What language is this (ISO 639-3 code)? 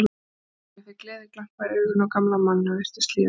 isl